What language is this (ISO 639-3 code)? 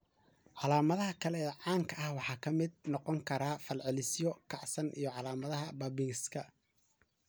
som